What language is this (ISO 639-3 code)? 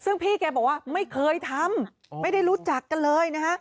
tha